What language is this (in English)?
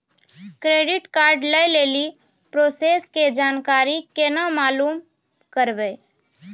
Maithili